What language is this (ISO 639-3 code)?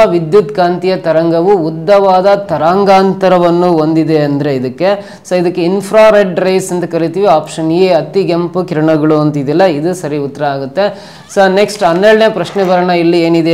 kan